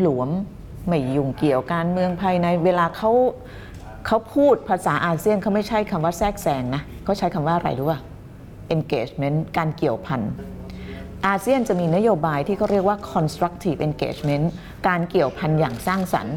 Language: Thai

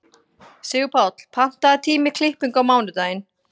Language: Icelandic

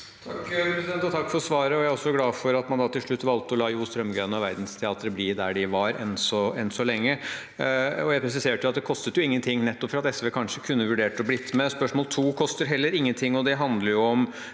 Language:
Norwegian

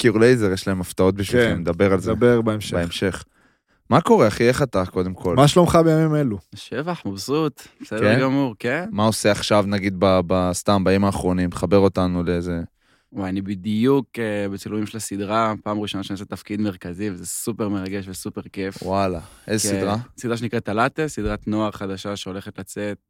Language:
Hebrew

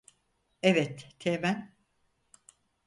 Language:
Turkish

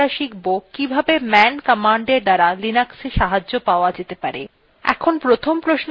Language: Bangla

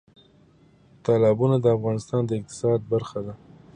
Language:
Pashto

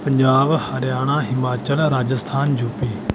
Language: Punjabi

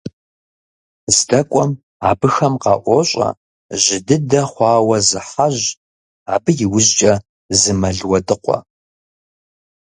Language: Kabardian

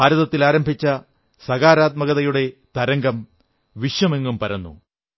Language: Malayalam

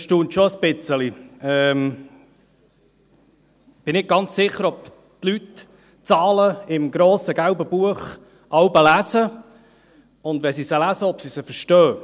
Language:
Swiss German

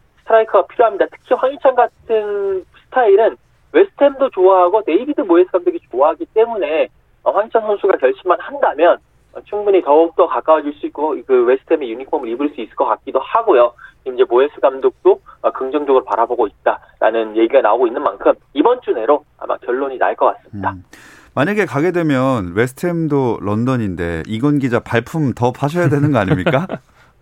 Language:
Korean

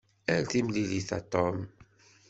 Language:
Kabyle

